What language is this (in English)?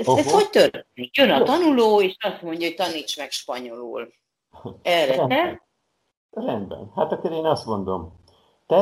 Hungarian